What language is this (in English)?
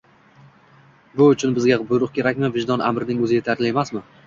Uzbek